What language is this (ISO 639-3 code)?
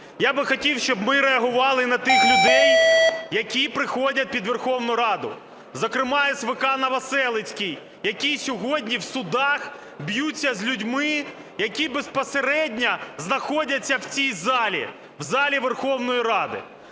ukr